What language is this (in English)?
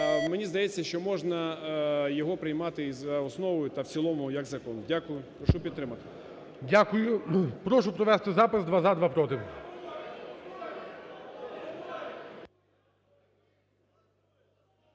Ukrainian